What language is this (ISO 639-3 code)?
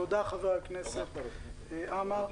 heb